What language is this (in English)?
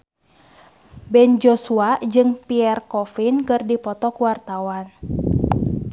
Sundanese